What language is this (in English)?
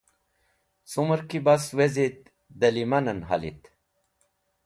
Wakhi